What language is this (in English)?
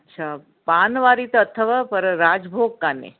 Sindhi